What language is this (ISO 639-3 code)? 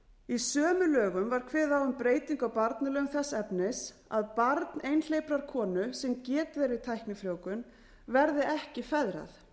isl